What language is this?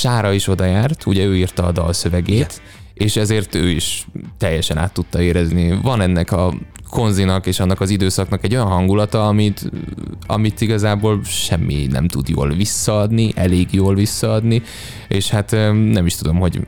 Hungarian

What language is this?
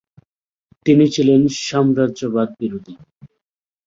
Bangla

